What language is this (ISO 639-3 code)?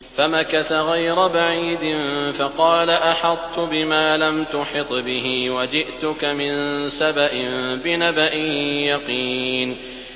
ara